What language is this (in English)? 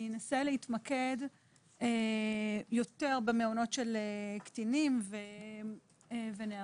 Hebrew